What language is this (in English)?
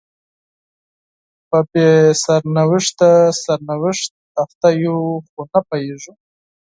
Pashto